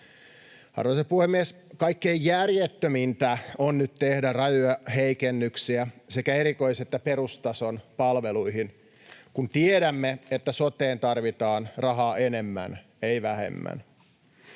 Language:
Finnish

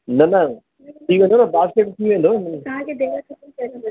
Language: Sindhi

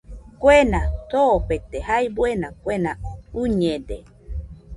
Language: Nüpode Huitoto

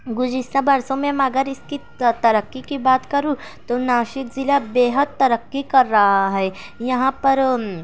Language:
Urdu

